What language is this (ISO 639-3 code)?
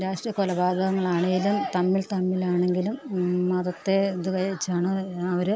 mal